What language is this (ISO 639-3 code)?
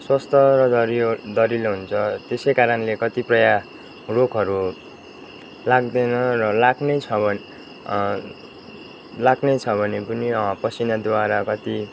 nep